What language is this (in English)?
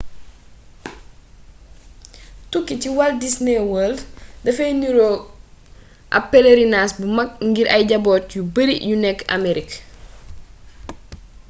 Wolof